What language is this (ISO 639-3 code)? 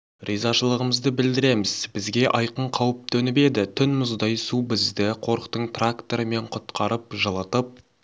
kaz